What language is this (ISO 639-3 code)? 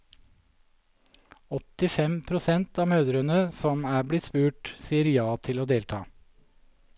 nor